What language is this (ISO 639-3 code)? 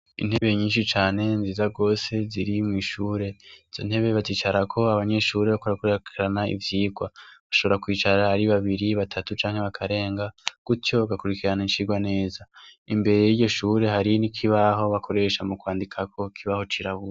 run